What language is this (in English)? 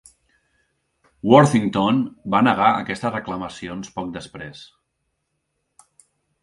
Catalan